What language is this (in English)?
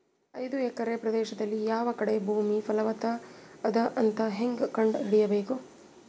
Kannada